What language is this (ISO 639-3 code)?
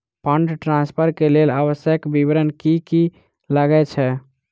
mai